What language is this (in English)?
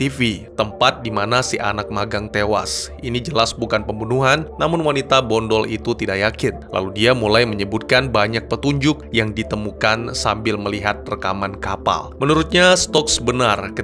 Indonesian